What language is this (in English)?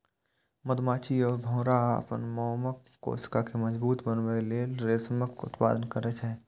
Maithili